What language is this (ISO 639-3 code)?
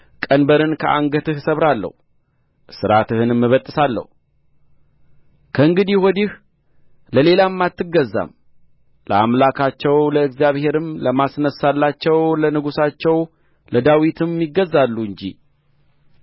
amh